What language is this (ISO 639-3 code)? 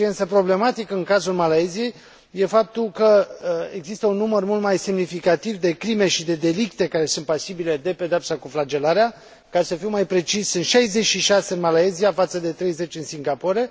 ron